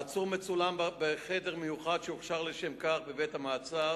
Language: Hebrew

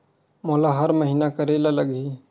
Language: Chhattisgarhi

